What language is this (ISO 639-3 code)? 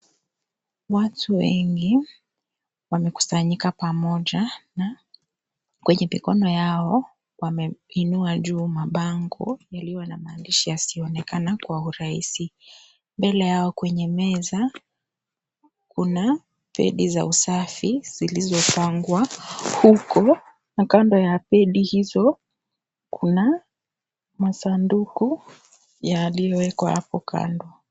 swa